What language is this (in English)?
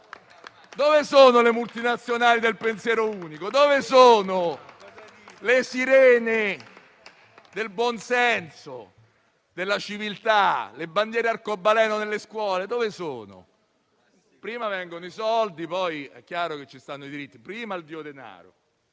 Italian